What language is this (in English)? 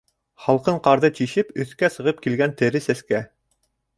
Bashkir